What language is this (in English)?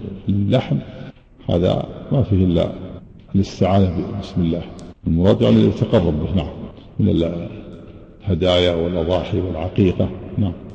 Arabic